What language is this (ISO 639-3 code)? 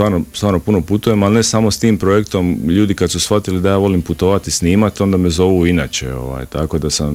hrv